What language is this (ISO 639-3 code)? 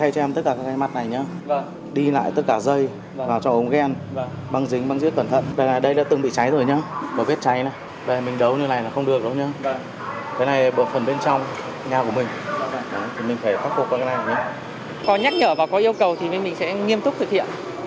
vie